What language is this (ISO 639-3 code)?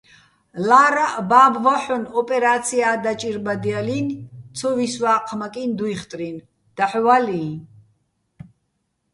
bbl